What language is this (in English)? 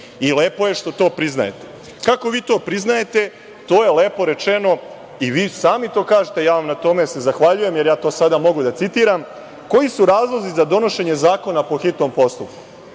Serbian